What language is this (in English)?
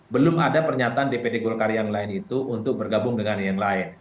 Indonesian